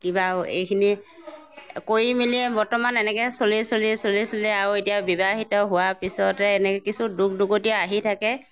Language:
Assamese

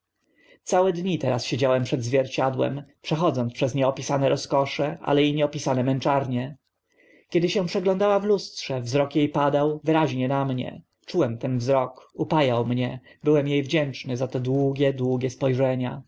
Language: Polish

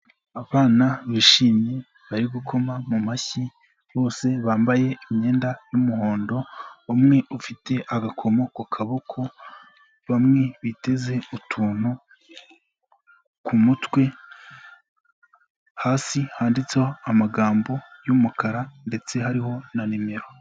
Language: Kinyarwanda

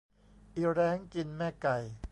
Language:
Thai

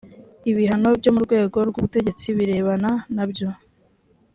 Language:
Kinyarwanda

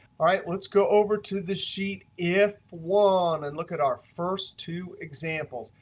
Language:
English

